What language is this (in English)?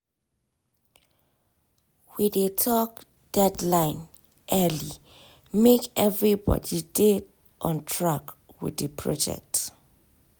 Nigerian Pidgin